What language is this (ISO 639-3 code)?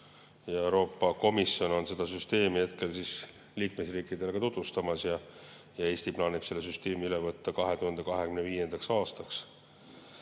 est